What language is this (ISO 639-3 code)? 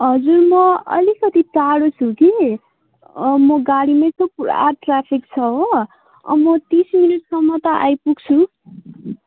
nep